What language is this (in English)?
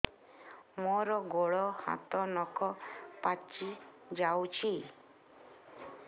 Odia